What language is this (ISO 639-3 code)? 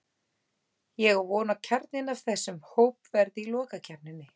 isl